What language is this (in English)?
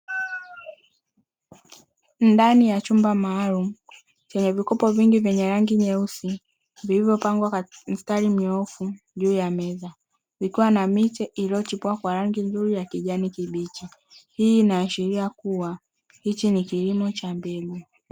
Swahili